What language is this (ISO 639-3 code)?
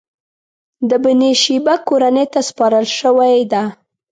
pus